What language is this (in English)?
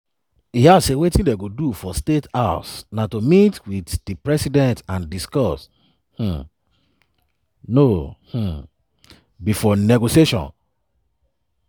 Nigerian Pidgin